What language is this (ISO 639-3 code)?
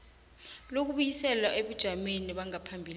nbl